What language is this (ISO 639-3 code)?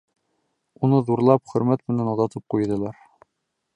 bak